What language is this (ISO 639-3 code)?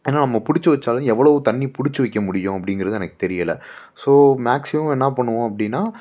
tam